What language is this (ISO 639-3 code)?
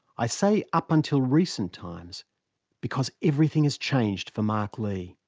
eng